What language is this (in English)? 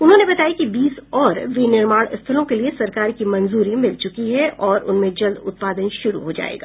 Hindi